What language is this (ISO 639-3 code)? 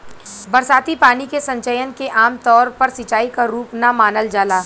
bho